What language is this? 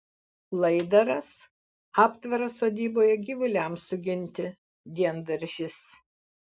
Lithuanian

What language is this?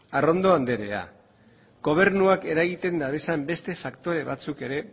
Basque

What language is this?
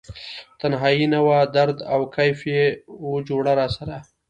Pashto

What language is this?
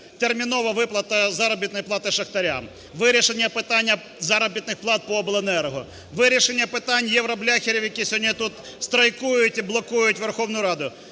Ukrainian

